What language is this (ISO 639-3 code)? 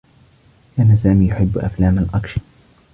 ara